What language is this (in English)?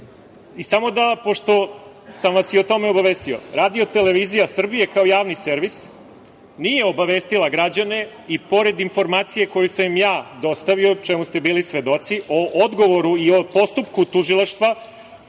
Serbian